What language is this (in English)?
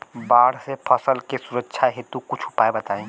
Bhojpuri